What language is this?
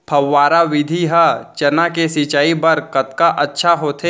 Chhattisgarhi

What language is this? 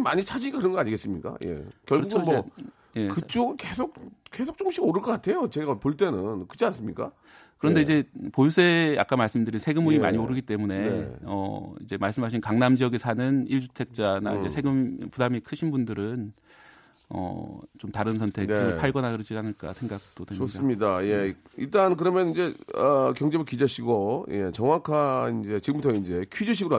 Korean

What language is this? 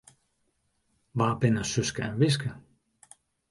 Western Frisian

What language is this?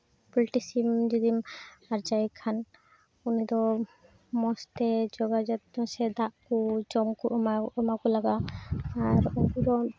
Santali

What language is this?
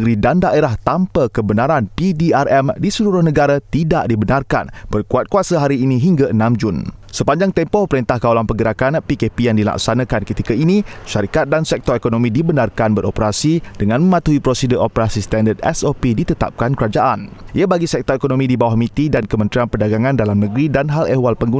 Malay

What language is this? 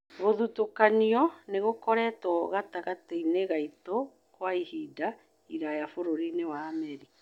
Kikuyu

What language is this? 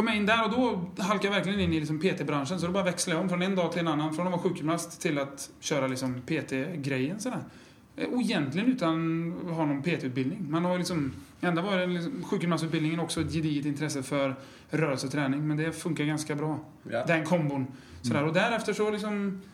Swedish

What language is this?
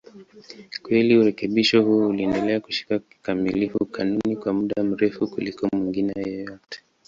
Swahili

